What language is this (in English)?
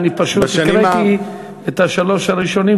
Hebrew